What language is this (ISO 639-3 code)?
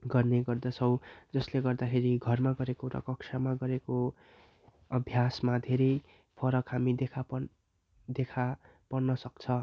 nep